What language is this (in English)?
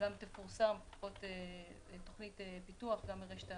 Hebrew